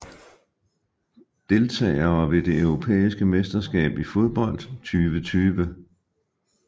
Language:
Danish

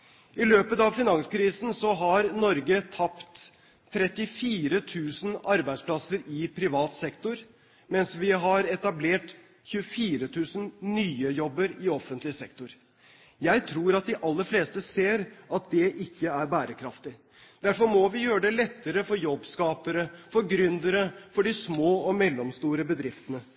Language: Norwegian Bokmål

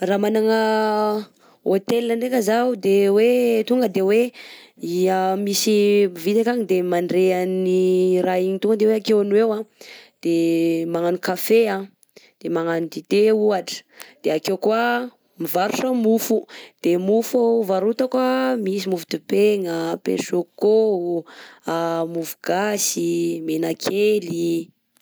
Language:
Southern Betsimisaraka Malagasy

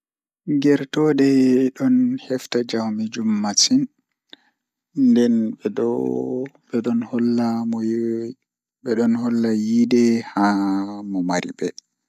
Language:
Fula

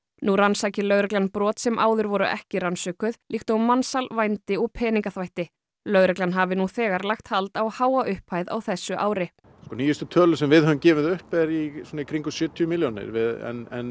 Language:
Icelandic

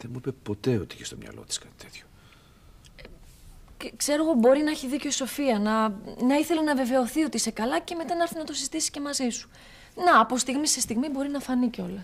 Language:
Greek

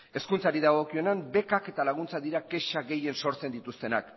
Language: Basque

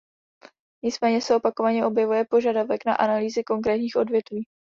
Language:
Czech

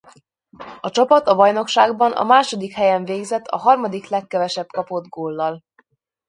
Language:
Hungarian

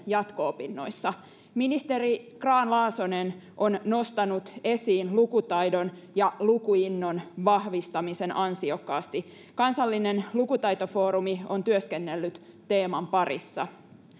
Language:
Finnish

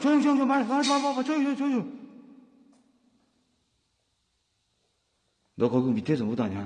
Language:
Korean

